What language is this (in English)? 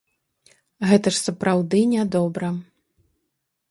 Belarusian